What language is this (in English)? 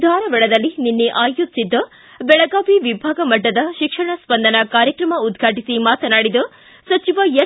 Kannada